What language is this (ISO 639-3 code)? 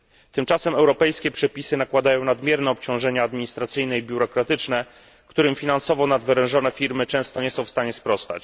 pol